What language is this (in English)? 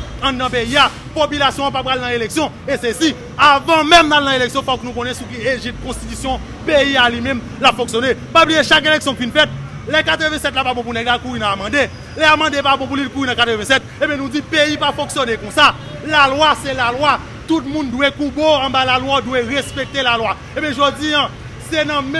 French